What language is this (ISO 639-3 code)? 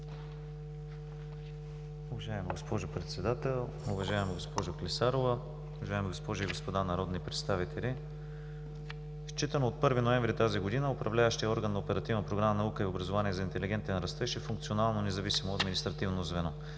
bul